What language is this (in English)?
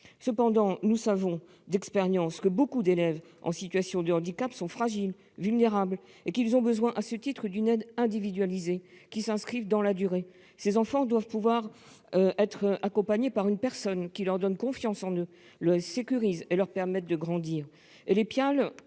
French